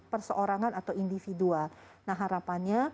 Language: Indonesian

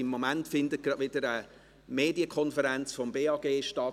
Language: Swiss German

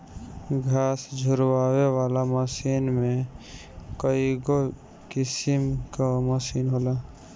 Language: Bhojpuri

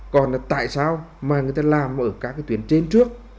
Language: Vietnamese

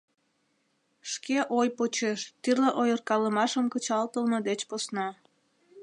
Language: Mari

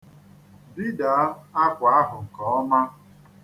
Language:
Igbo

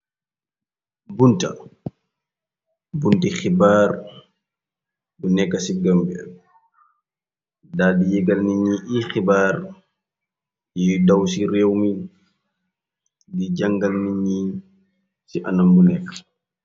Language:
Wolof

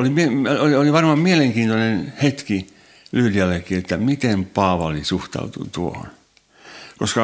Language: Finnish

